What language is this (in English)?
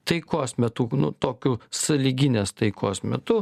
Lithuanian